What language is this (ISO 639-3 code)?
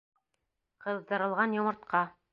bak